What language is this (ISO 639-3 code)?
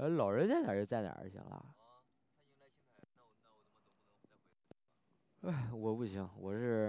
zho